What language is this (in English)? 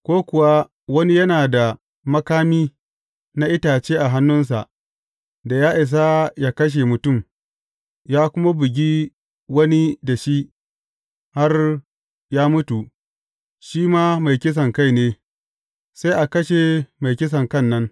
Hausa